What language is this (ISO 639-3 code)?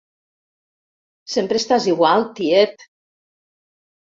cat